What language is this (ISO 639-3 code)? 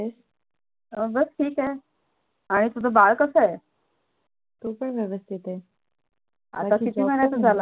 mar